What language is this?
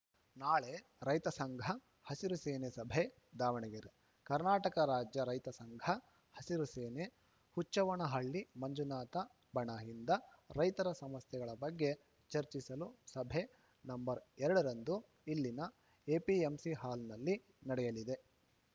Kannada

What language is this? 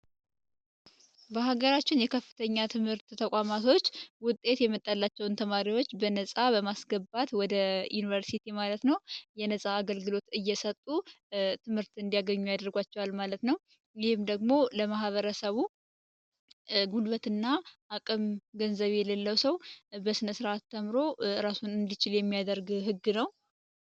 Amharic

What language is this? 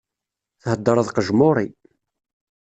Kabyle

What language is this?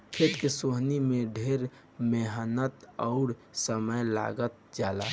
Bhojpuri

